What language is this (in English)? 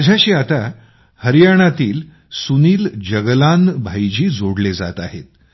Marathi